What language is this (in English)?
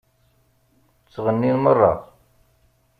Kabyle